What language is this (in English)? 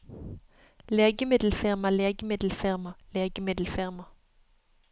Norwegian